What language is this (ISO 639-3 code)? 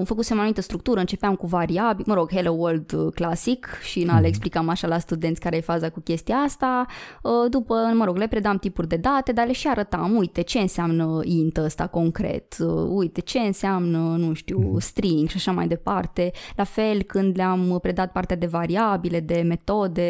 ron